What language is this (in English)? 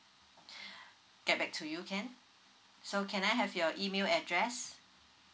English